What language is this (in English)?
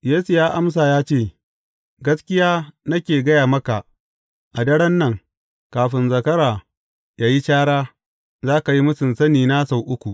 Hausa